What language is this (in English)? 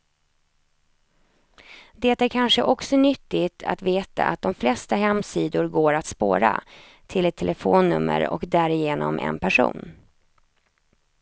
Swedish